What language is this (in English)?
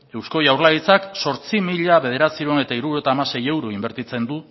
Basque